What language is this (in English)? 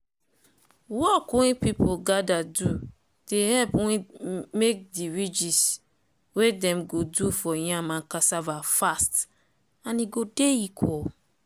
Nigerian Pidgin